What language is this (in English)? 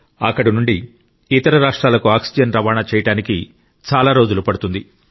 Telugu